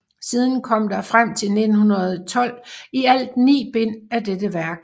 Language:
Danish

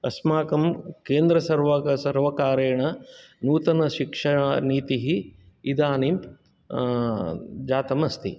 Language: Sanskrit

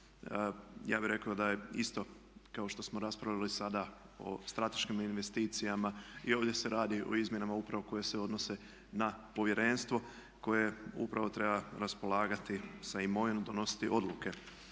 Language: Croatian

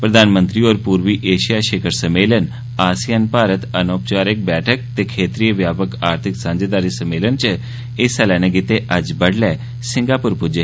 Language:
Dogri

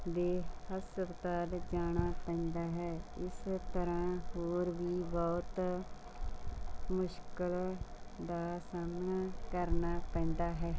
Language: Punjabi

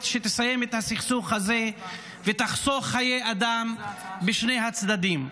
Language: Hebrew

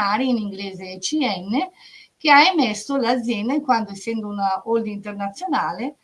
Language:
Italian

